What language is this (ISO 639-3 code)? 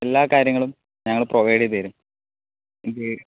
mal